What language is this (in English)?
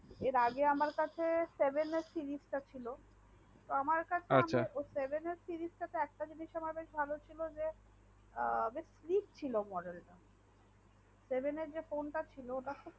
Bangla